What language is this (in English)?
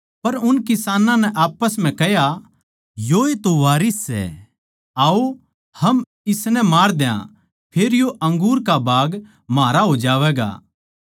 Haryanvi